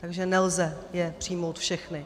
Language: Czech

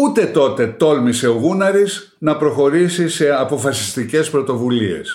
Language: Greek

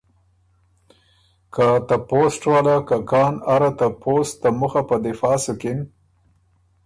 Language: Ormuri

